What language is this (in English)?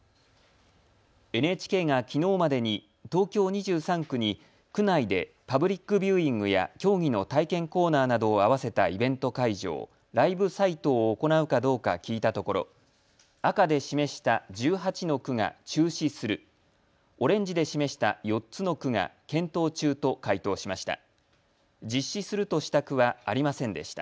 Japanese